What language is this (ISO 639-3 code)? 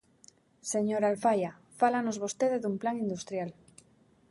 glg